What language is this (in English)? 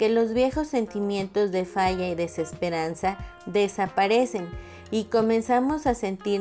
Spanish